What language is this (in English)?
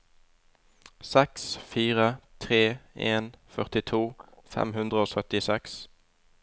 Norwegian